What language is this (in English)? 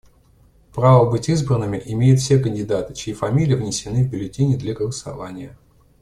Russian